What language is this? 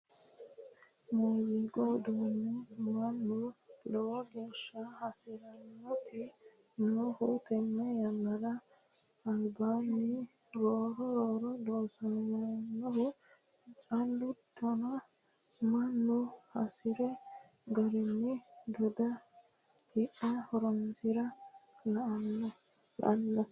Sidamo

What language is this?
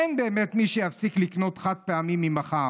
Hebrew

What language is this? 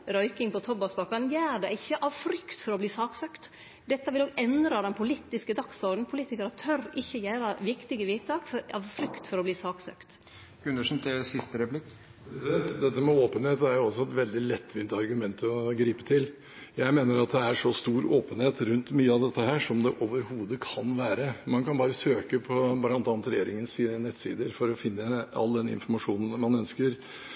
Norwegian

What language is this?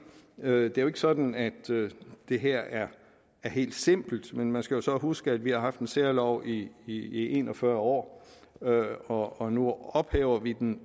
Danish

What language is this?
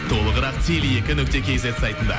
Kazakh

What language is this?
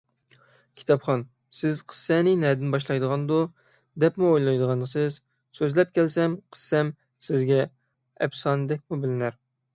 Uyghur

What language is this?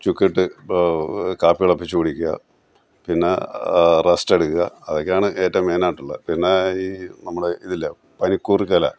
Malayalam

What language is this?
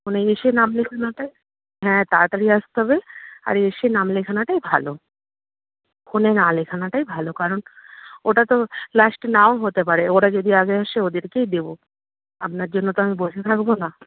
Bangla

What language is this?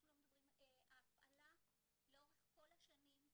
Hebrew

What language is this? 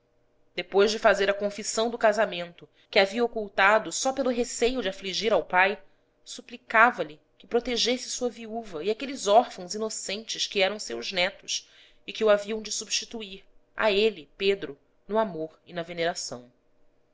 Portuguese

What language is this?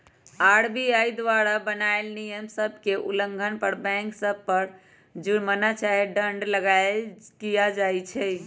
Magahi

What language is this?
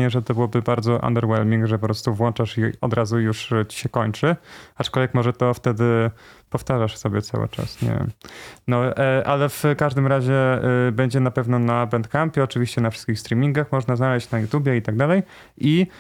Polish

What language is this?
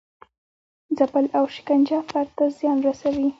Pashto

